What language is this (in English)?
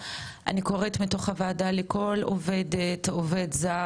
Hebrew